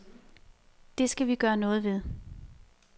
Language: Danish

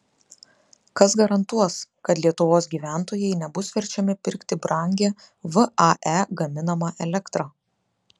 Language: Lithuanian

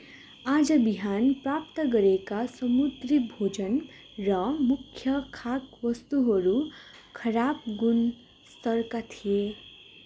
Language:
Nepali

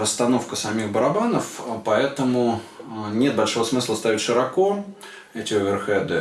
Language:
Russian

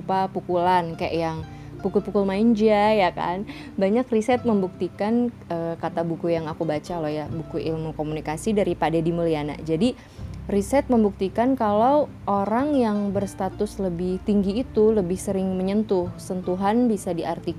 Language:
Indonesian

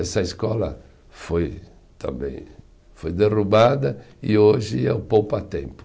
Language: Portuguese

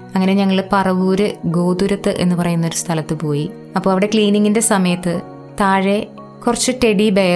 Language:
Malayalam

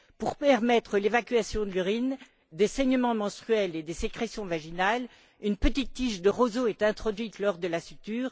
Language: French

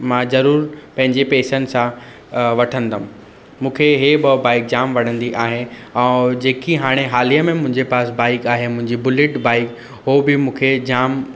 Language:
Sindhi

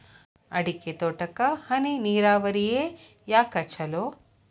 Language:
Kannada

